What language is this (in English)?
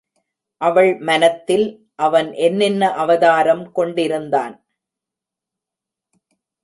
Tamil